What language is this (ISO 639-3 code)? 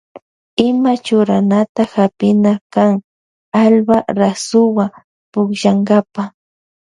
qvj